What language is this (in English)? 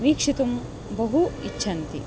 Sanskrit